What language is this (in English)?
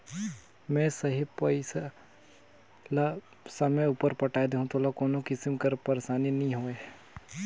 Chhattisgarhi